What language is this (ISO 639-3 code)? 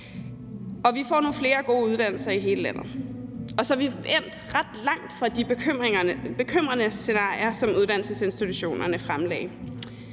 dan